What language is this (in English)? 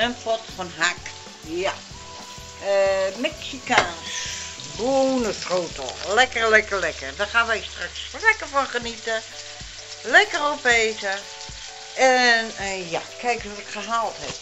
Dutch